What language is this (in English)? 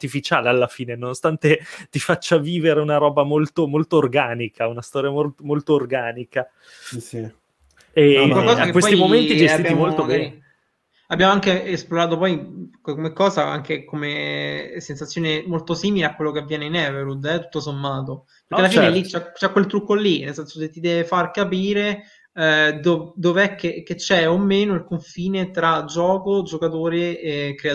Italian